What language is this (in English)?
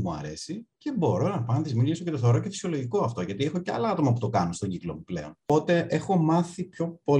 Greek